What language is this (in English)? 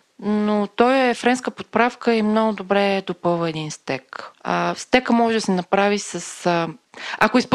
Bulgarian